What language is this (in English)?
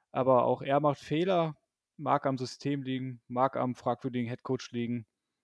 German